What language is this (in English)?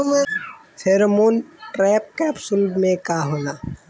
Bhojpuri